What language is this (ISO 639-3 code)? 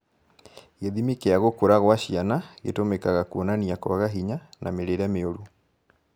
kik